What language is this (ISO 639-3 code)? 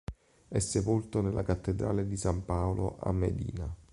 ita